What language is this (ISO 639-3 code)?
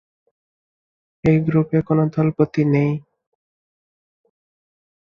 ben